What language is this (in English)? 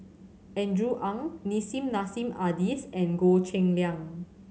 English